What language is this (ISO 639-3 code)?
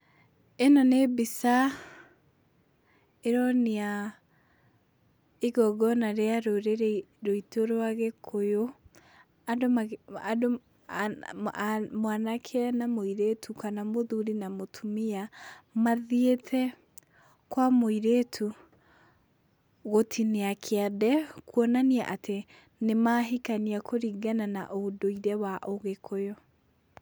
kik